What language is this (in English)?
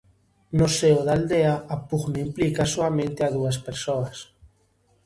Galician